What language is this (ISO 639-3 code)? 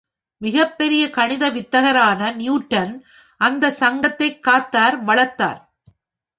tam